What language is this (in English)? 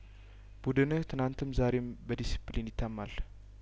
Amharic